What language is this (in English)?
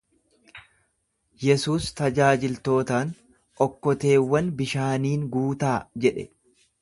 Oromo